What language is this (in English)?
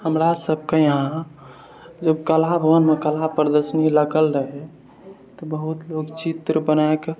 Maithili